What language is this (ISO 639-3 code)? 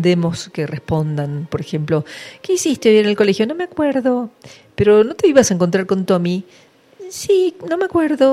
spa